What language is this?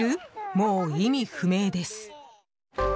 Japanese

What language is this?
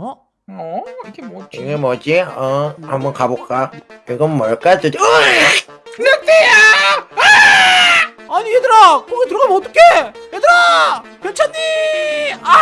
Korean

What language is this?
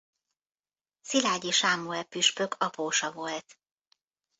Hungarian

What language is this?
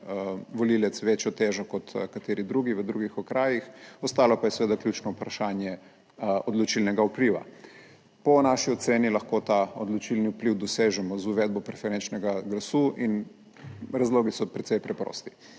Slovenian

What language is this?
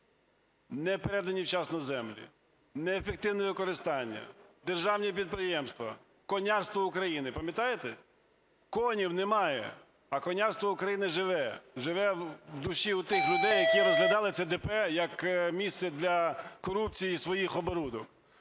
Ukrainian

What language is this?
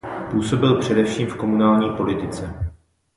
Czech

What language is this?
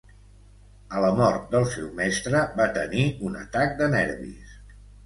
Catalan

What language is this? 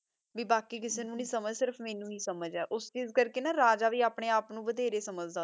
Punjabi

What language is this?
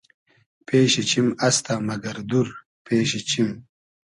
Hazaragi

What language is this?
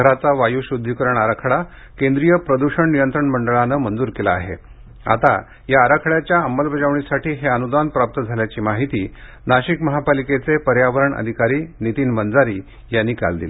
Marathi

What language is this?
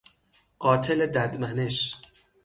Persian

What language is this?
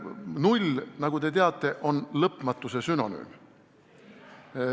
Estonian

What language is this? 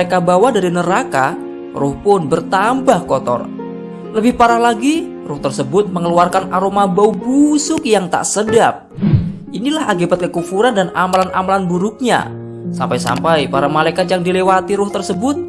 Indonesian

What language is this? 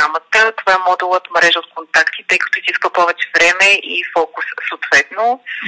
Bulgarian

